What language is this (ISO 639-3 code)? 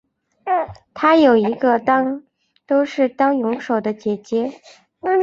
zho